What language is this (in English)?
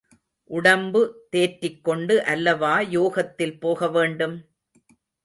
Tamil